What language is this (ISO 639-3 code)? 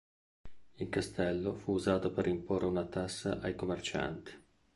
ita